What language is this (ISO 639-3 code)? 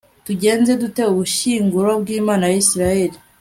kin